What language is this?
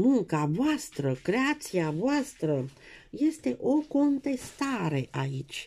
Romanian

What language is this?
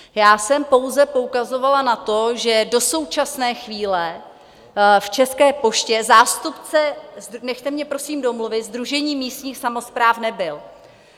Czech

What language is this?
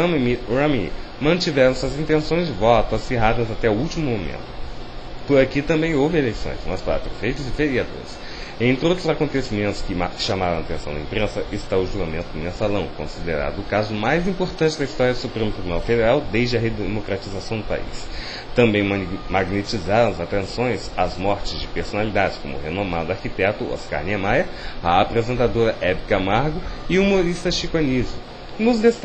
Portuguese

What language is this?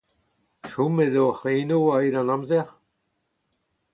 Breton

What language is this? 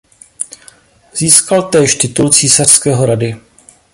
Czech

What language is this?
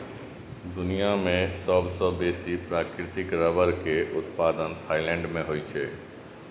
Maithili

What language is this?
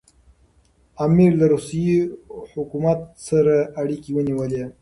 Pashto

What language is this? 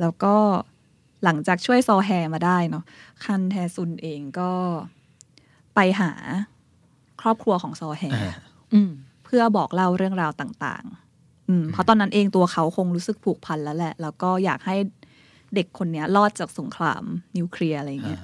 Thai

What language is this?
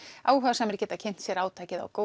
Icelandic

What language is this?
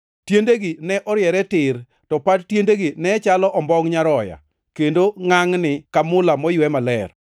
Luo (Kenya and Tanzania)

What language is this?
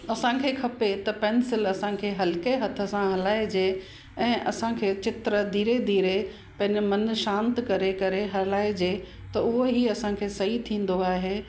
Sindhi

